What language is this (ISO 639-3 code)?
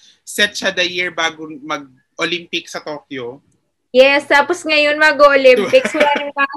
fil